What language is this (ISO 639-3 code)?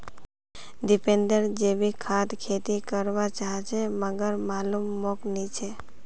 mag